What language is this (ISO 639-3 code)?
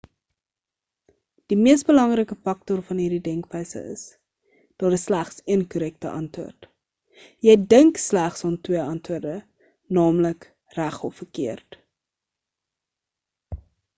afr